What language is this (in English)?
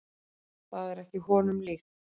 Icelandic